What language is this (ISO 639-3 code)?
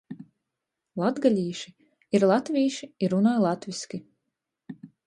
ltg